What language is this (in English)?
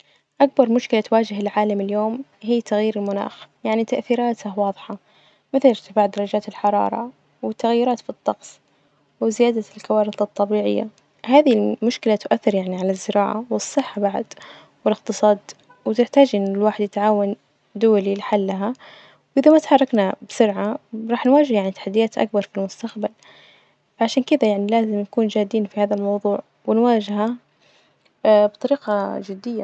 Najdi Arabic